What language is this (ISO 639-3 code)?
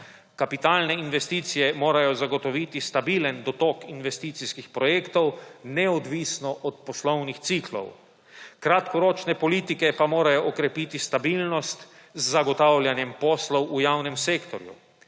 slv